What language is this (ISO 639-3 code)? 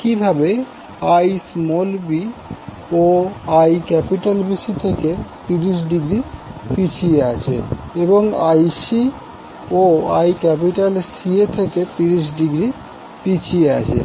ben